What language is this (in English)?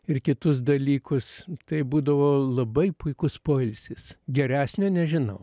Lithuanian